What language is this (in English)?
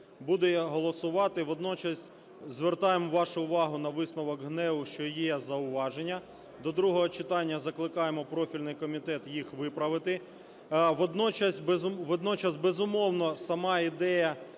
Ukrainian